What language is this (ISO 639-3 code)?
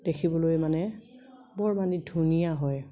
asm